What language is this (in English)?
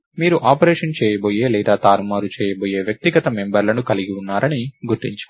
Telugu